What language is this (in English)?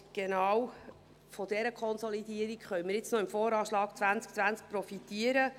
Swiss German